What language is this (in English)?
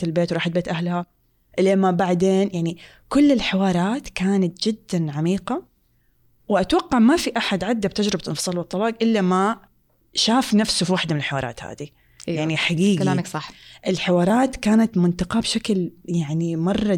Arabic